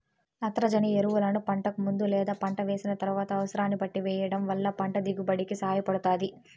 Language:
Telugu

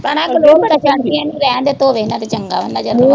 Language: Punjabi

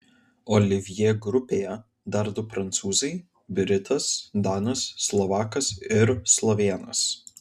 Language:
Lithuanian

